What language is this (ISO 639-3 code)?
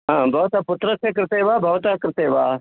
san